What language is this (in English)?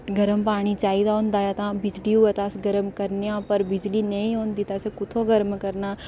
Dogri